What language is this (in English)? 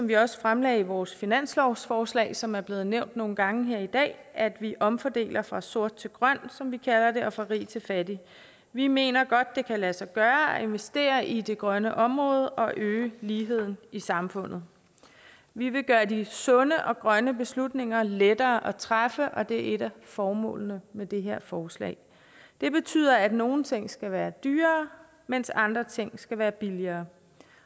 Danish